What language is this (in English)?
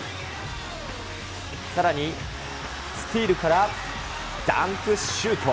Japanese